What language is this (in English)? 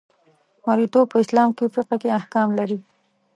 Pashto